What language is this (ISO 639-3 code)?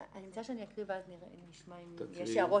heb